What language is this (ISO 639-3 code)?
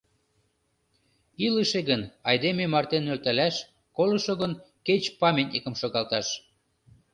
chm